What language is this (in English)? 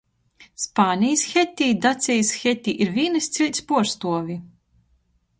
Latgalian